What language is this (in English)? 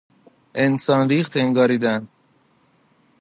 Persian